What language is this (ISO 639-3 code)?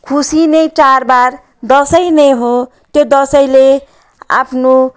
nep